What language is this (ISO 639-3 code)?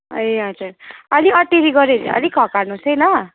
nep